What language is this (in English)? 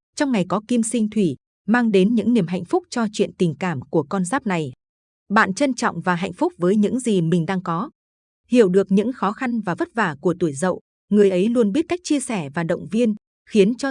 Vietnamese